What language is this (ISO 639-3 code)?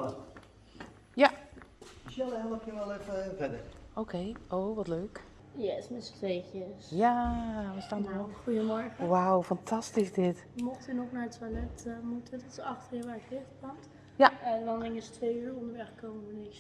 nld